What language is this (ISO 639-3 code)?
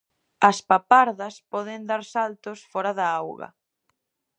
glg